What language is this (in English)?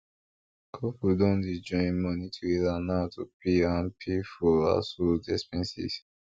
Nigerian Pidgin